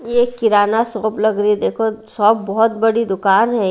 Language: Hindi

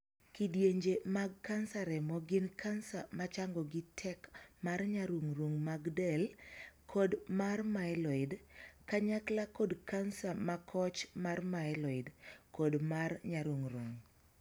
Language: Luo (Kenya and Tanzania)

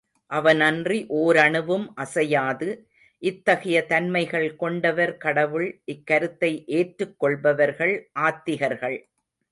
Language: Tamil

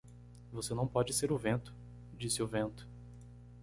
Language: Portuguese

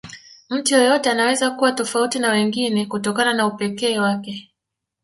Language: Swahili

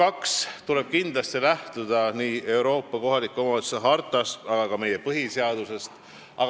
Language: Estonian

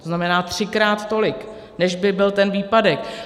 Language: Czech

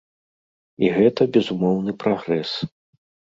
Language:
Belarusian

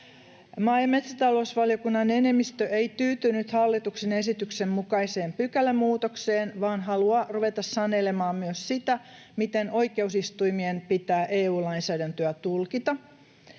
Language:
Finnish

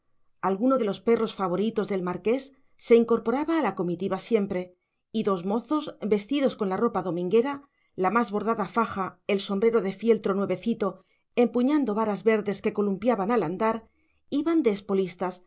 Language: Spanish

